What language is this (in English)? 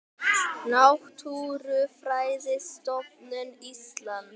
Icelandic